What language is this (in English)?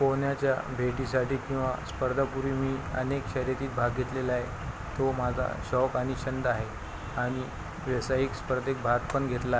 Marathi